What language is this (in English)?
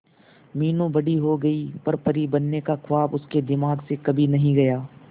Hindi